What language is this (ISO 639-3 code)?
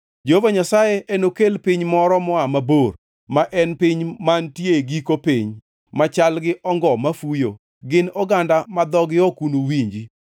luo